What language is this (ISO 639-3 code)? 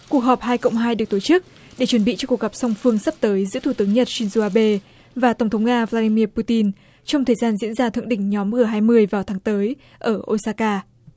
vie